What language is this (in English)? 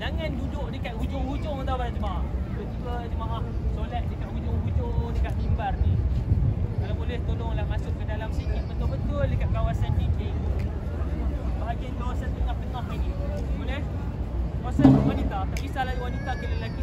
Malay